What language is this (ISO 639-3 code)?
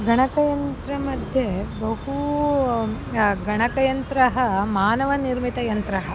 san